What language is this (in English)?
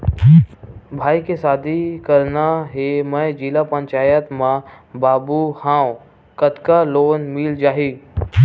Chhattisgarhi